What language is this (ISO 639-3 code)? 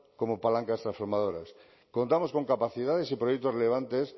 spa